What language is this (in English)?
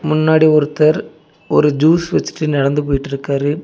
Tamil